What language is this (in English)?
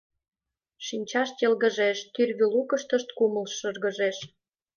Mari